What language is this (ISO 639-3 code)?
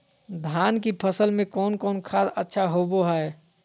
mag